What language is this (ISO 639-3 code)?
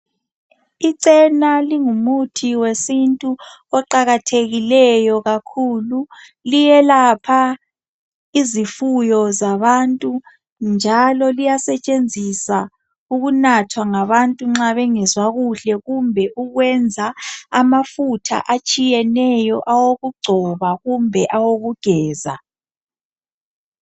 nde